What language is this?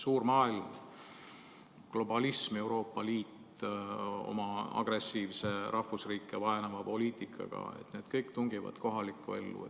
Estonian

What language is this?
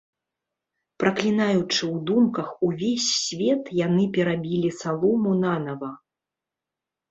Belarusian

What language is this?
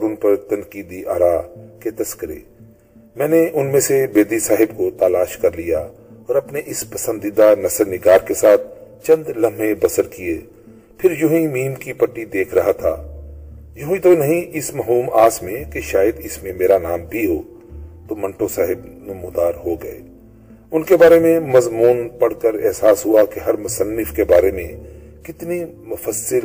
Urdu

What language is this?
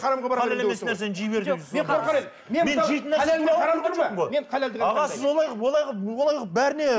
Kazakh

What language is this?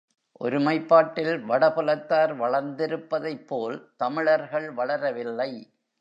Tamil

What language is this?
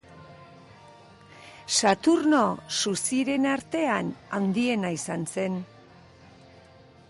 Basque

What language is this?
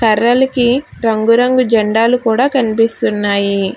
Telugu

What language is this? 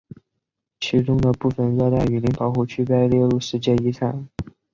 Chinese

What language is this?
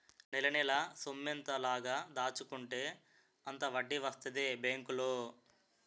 Telugu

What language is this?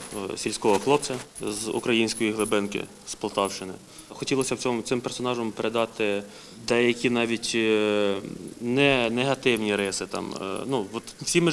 Ukrainian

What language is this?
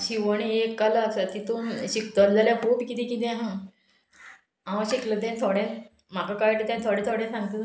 Konkani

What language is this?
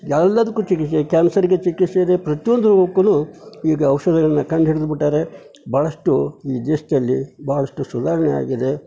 Kannada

